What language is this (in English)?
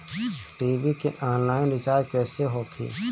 Bhojpuri